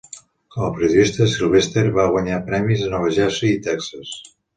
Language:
Catalan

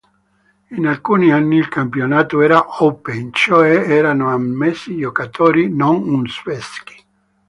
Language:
Italian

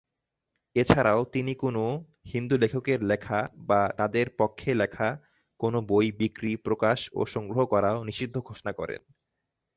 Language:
Bangla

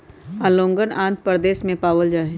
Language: Magahi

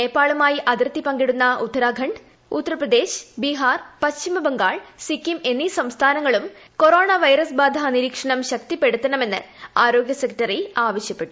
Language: Malayalam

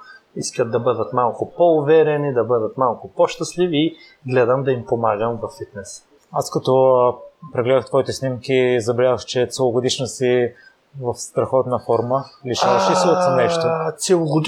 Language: Bulgarian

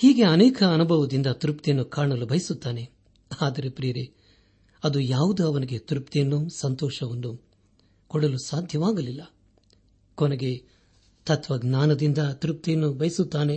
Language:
Kannada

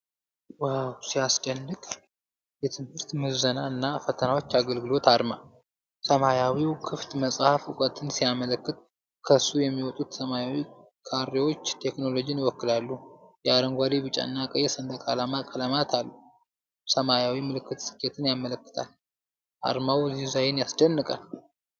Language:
Amharic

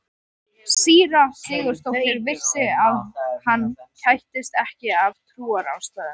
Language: Icelandic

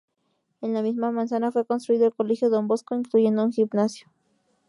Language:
Spanish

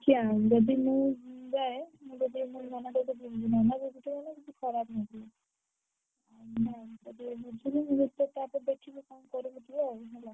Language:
Odia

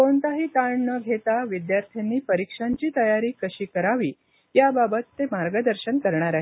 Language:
Marathi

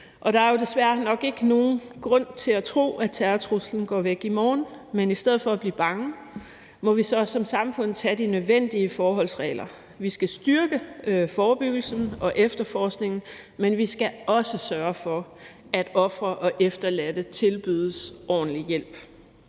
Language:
Danish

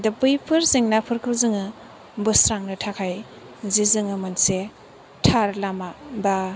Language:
Bodo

